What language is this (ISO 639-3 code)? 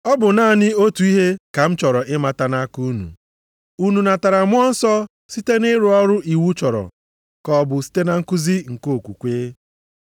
ibo